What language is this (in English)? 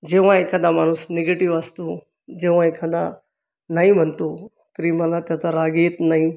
Marathi